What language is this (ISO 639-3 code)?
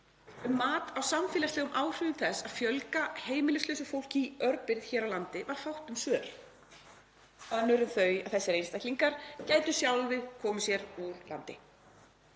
isl